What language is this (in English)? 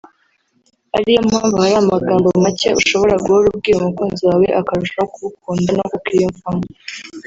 Kinyarwanda